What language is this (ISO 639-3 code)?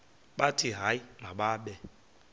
xho